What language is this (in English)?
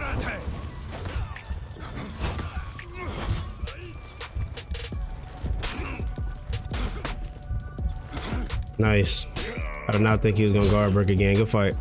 English